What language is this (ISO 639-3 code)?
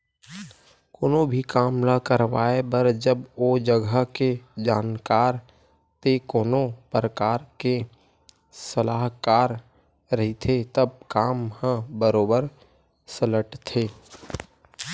hne